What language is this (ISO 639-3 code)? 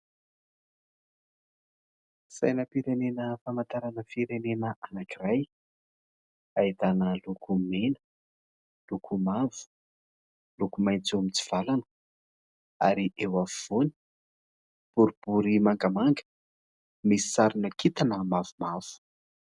mlg